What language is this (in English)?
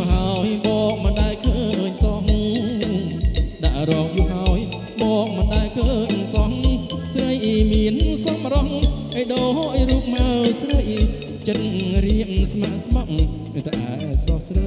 Thai